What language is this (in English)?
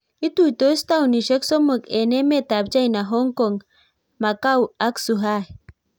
Kalenjin